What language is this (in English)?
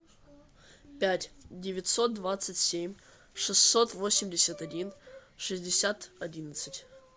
Russian